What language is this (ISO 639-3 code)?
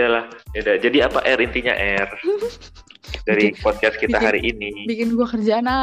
ind